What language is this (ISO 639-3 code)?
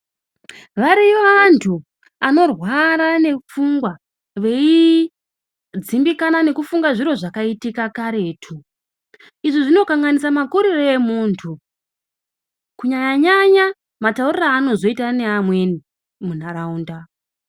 ndc